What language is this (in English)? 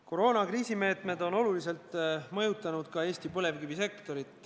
Estonian